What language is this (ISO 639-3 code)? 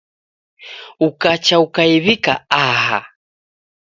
dav